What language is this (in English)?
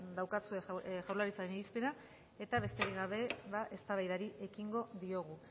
Basque